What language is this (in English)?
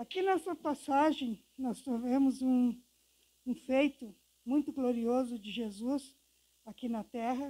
Portuguese